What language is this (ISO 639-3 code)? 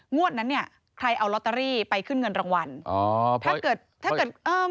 tha